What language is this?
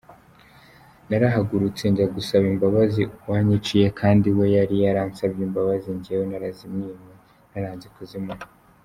Kinyarwanda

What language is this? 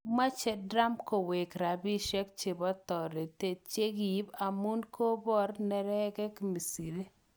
Kalenjin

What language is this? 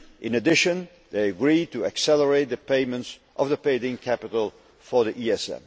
English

